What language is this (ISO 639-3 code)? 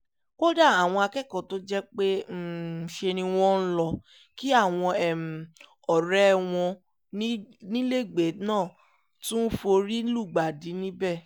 yor